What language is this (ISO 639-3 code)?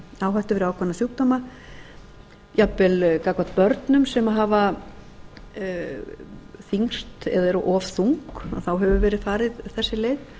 isl